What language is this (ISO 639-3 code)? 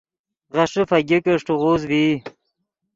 ydg